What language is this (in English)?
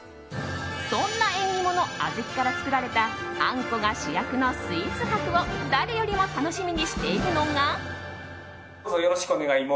Japanese